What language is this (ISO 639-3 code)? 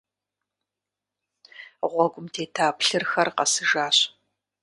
kbd